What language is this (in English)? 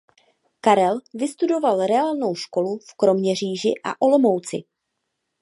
Czech